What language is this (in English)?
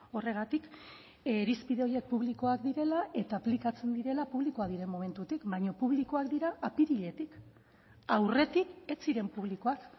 Basque